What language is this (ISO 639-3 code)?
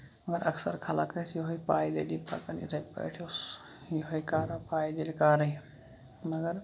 kas